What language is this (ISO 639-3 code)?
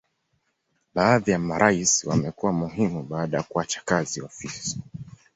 swa